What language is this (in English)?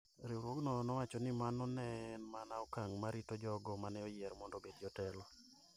Luo (Kenya and Tanzania)